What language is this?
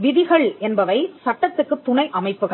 Tamil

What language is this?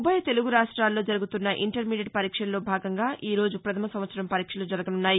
Telugu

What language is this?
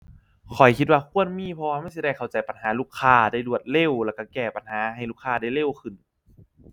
Thai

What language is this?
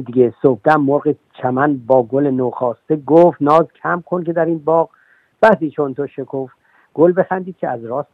Persian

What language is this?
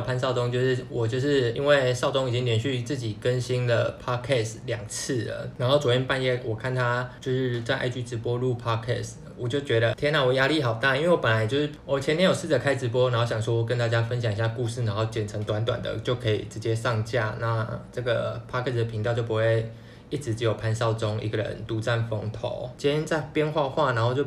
Chinese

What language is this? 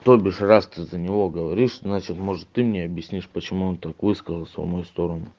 Russian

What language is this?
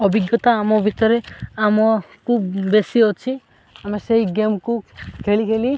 Odia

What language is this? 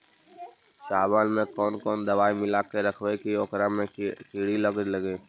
Magahi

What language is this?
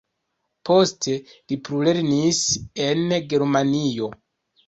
Esperanto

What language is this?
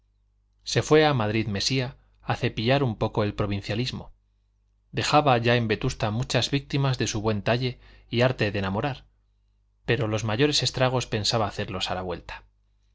Spanish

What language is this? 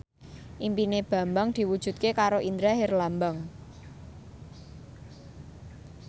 Javanese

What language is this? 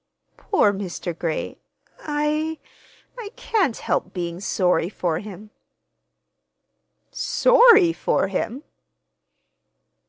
English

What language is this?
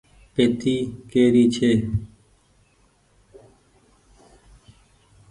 Goaria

